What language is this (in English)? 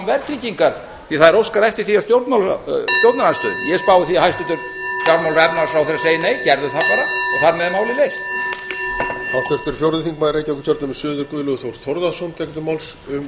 Icelandic